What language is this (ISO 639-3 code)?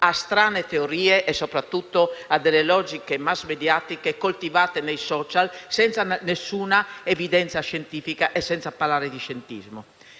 ita